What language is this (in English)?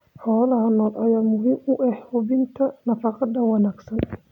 Somali